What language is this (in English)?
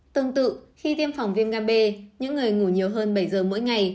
Vietnamese